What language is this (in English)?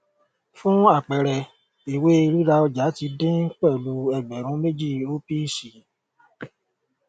Yoruba